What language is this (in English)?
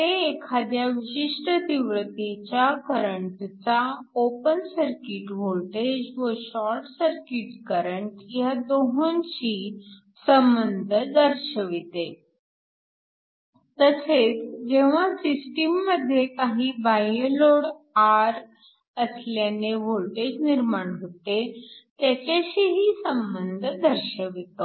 Marathi